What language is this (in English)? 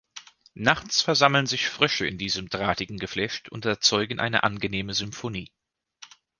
German